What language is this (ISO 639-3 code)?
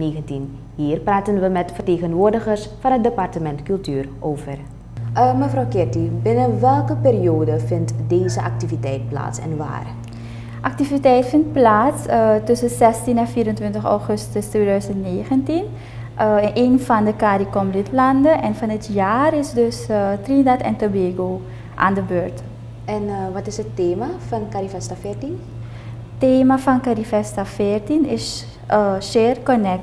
nld